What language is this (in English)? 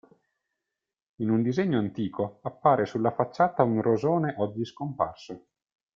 Italian